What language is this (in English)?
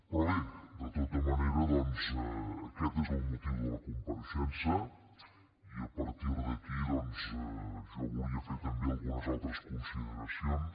Catalan